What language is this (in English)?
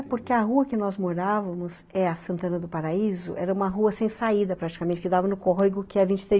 Portuguese